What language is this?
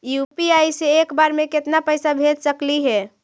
Magahi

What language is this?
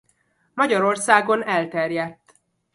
Hungarian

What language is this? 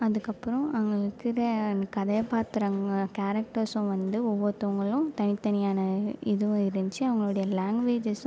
Tamil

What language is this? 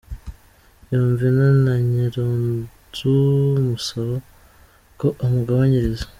Kinyarwanda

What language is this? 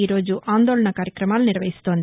Telugu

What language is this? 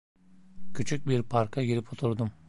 Turkish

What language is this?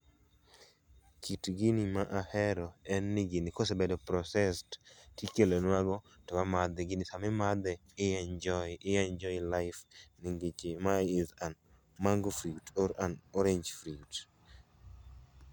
Luo (Kenya and Tanzania)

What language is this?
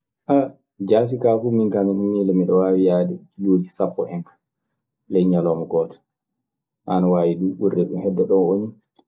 Maasina Fulfulde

